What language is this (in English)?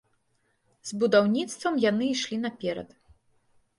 Belarusian